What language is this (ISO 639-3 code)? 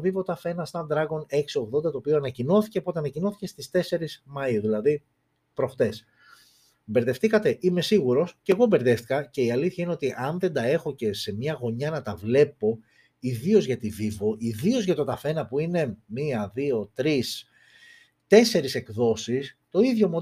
ell